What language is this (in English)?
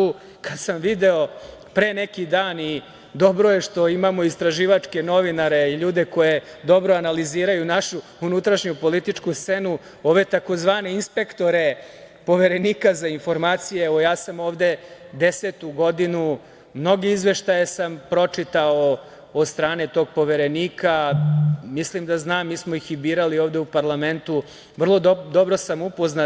Serbian